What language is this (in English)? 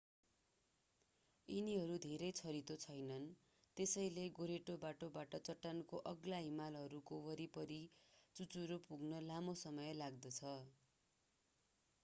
Nepali